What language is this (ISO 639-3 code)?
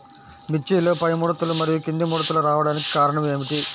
tel